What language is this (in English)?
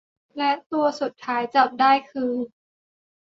Thai